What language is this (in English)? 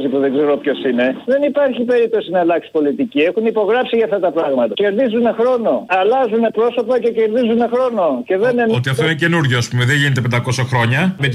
Greek